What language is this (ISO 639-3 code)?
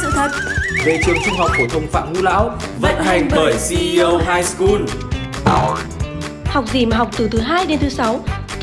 vie